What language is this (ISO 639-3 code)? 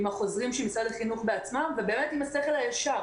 heb